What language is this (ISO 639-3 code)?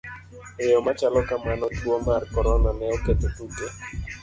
luo